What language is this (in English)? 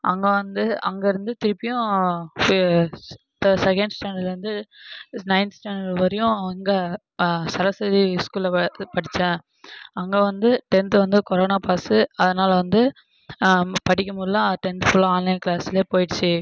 Tamil